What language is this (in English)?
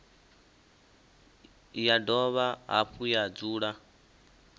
Venda